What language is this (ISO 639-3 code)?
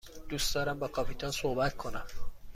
fas